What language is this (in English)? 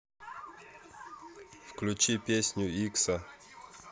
Russian